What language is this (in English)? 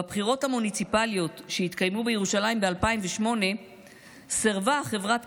Hebrew